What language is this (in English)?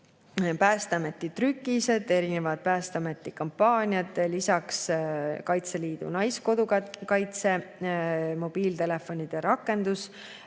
Estonian